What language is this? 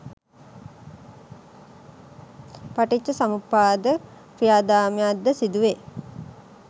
Sinhala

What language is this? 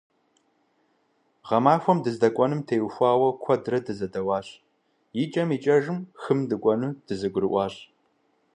Kabardian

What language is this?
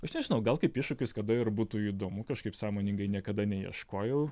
Lithuanian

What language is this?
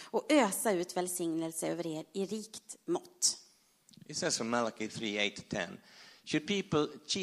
Swedish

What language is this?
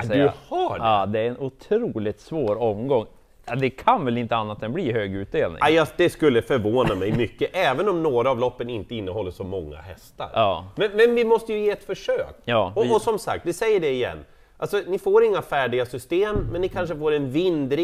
Swedish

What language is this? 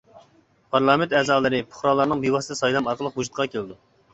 Uyghur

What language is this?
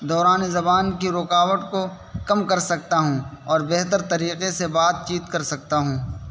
Urdu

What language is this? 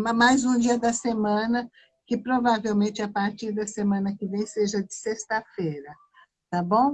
Portuguese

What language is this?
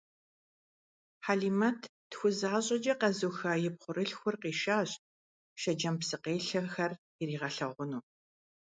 Kabardian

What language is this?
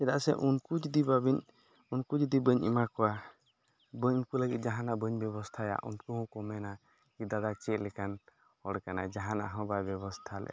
Santali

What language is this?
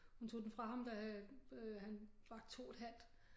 Danish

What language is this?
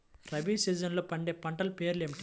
Telugu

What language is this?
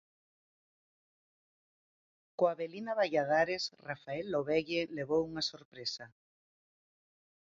Galician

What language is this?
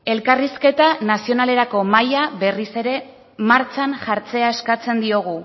Basque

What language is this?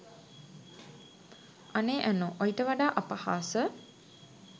Sinhala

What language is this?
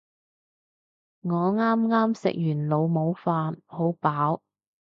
Cantonese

